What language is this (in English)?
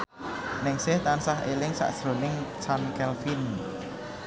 Javanese